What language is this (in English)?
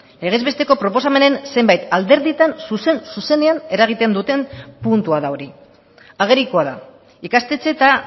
Basque